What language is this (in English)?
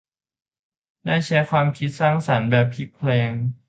Thai